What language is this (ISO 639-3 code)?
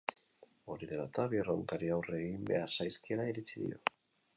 eus